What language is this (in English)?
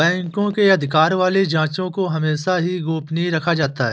Hindi